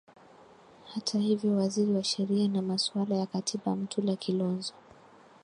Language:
Swahili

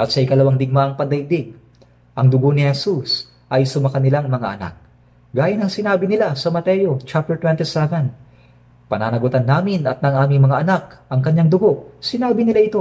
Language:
Filipino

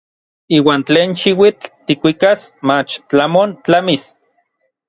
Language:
Orizaba Nahuatl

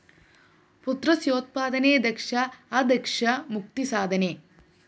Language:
Malayalam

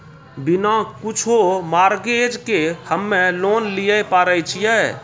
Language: Maithili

